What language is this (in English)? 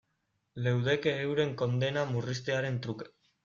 Basque